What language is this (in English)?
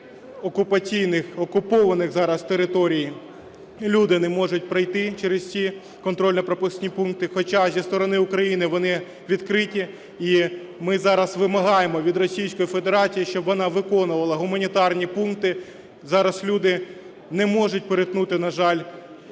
Ukrainian